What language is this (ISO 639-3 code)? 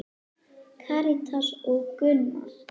isl